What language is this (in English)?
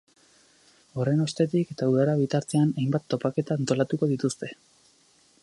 Basque